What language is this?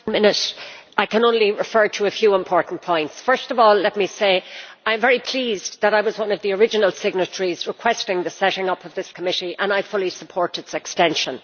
English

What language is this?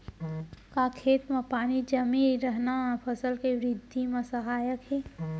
Chhattisgarhi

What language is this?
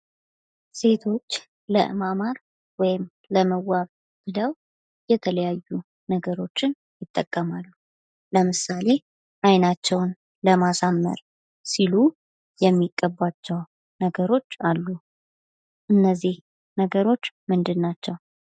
Amharic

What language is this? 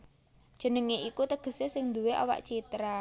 Javanese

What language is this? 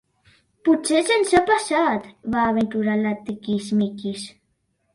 Catalan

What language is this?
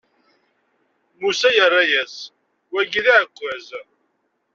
Kabyle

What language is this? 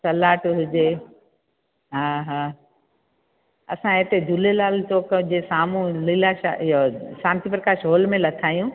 Sindhi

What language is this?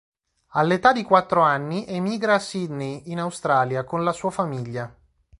Italian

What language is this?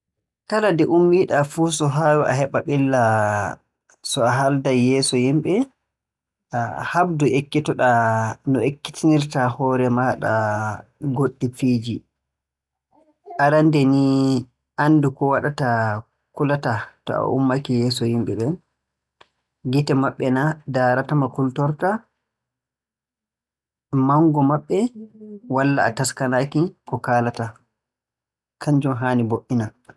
Borgu Fulfulde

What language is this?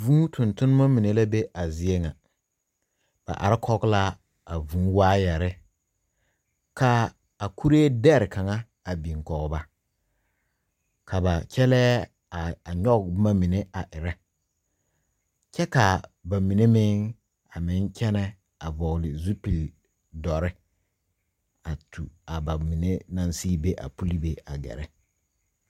Southern Dagaare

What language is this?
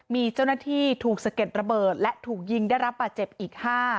Thai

